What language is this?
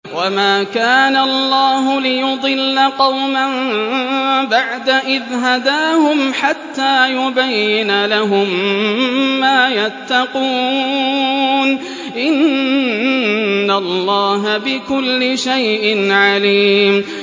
Arabic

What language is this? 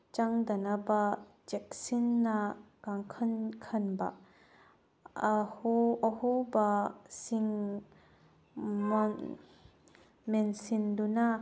Manipuri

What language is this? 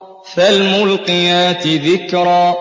Arabic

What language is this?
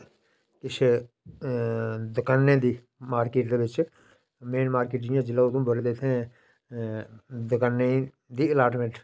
Dogri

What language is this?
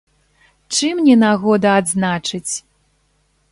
Belarusian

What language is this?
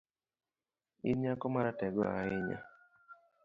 Luo (Kenya and Tanzania)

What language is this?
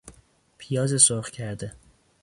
Persian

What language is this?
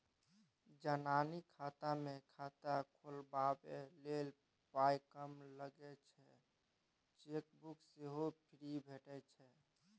Maithili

